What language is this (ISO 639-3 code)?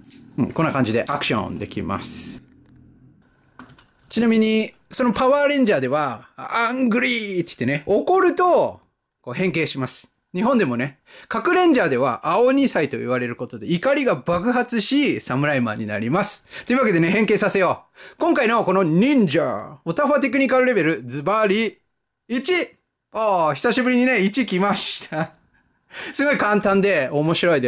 jpn